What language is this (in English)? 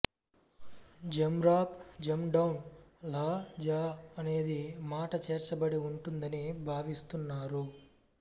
Telugu